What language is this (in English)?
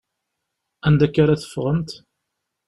Kabyle